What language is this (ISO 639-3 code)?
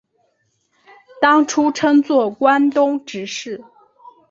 zho